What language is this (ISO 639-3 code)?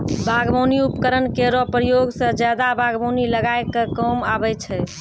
mai